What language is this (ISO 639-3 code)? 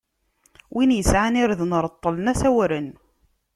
kab